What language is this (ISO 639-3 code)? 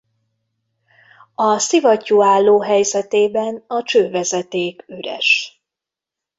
hun